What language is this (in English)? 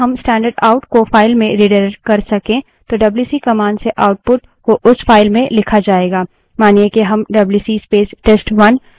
Hindi